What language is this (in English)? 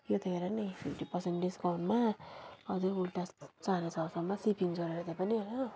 Nepali